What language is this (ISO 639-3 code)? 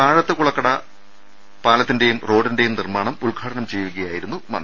mal